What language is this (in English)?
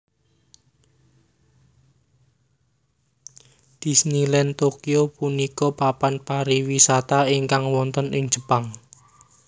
Javanese